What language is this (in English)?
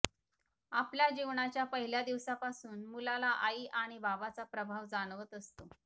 Marathi